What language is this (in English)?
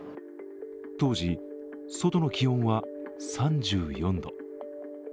Japanese